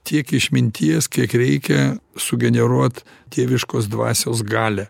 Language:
Lithuanian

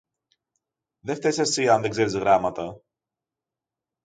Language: Greek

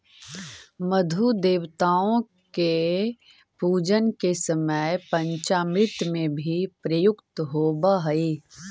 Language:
Magahi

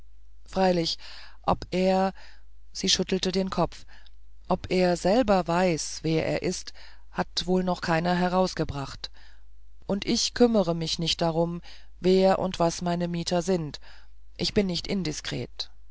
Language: German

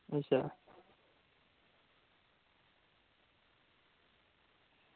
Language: Dogri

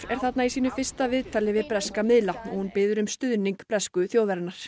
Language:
Icelandic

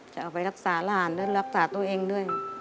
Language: Thai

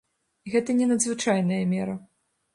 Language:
Belarusian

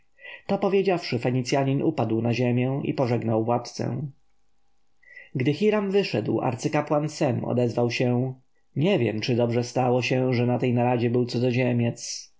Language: Polish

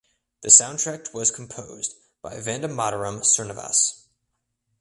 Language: English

